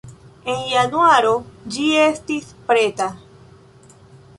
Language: Esperanto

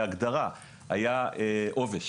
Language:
Hebrew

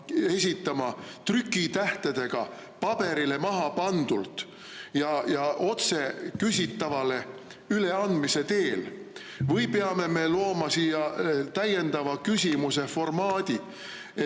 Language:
Estonian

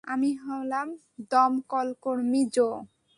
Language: Bangla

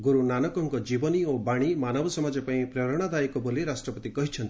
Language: Odia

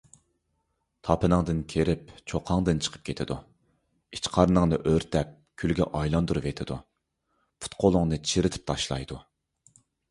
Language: Uyghur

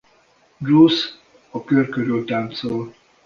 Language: Hungarian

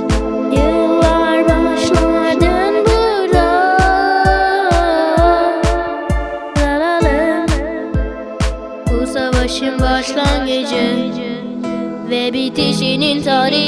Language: Turkish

